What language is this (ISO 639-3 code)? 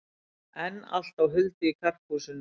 isl